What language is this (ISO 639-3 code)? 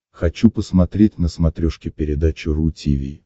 rus